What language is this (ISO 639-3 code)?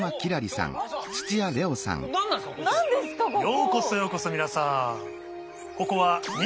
jpn